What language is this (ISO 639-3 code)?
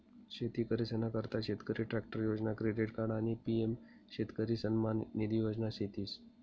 mar